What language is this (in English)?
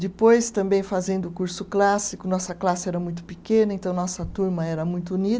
Portuguese